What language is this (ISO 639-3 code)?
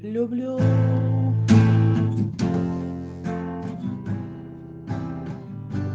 rus